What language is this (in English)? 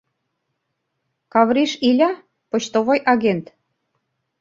Mari